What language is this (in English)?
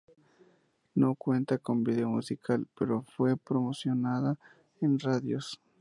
Spanish